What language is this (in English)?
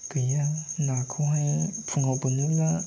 Bodo